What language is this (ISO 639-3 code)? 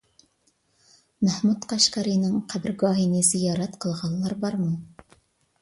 uig